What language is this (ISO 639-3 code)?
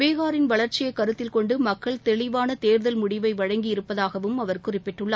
tam